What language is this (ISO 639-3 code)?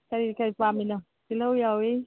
mni